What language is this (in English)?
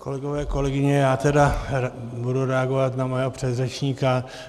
Czech